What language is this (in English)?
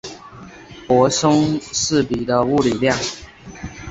Chinese